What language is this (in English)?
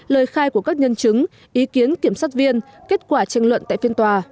Vietnamese